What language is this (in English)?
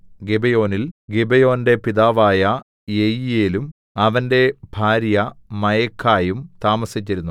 Malayalam